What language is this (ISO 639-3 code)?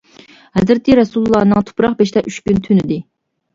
uig